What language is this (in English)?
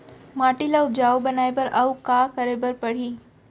Chhattisgarhi